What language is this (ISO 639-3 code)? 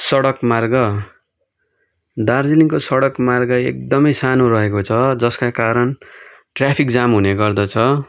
nep